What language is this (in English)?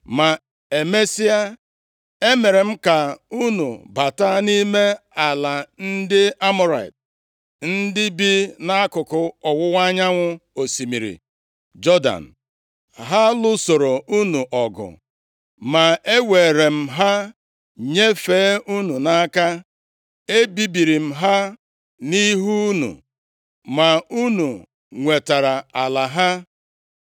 Igbo